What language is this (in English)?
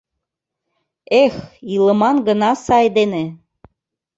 Mari